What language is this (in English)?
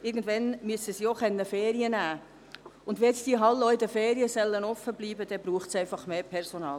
Swiss German